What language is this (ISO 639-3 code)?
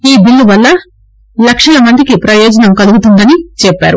tel